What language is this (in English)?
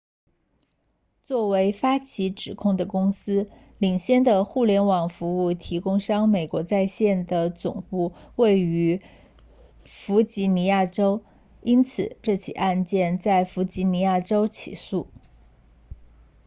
Chinese